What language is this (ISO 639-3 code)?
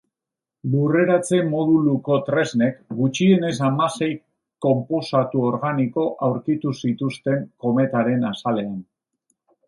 eus